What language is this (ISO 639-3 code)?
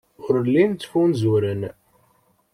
kab